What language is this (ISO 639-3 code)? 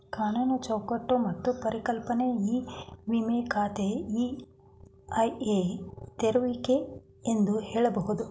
kan